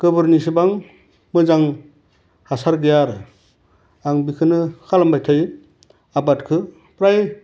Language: Bodo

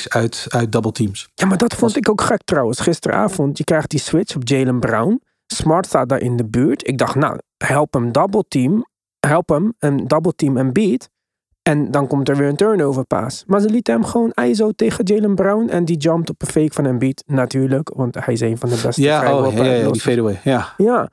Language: Dutch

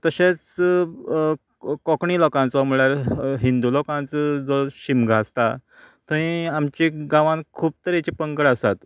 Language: Konkani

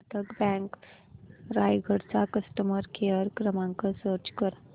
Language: Marathi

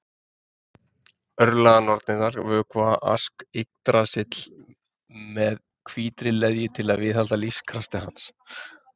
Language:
Icelandic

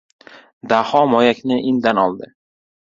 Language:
Uzbek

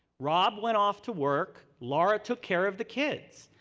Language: English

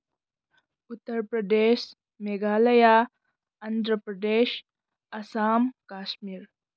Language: Manipuri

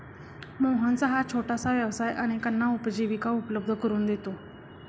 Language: Marathi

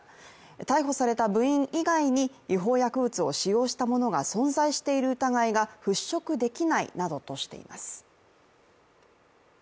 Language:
Japanese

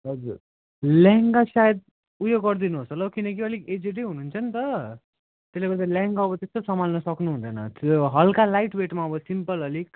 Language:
Nepali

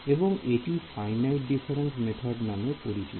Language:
Bangla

